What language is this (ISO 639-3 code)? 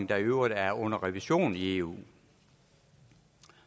dan